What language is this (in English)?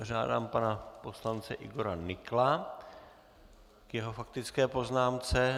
Czech